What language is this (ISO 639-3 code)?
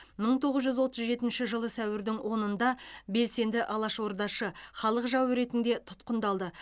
kaz